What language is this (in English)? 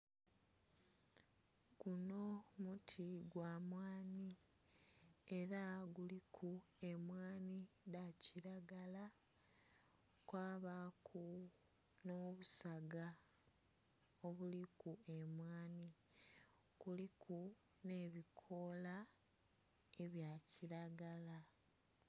Soga